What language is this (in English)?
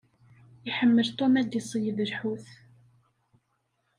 Kabyle